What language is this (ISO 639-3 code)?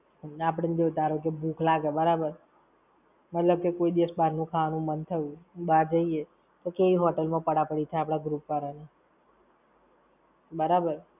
guj